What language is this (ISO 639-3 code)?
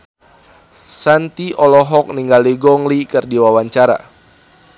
sun